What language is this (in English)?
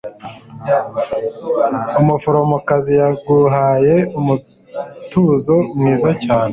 Kinyarwanda